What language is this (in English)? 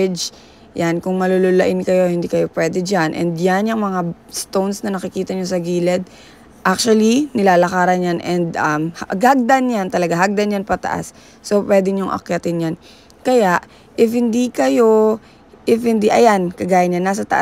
Filipino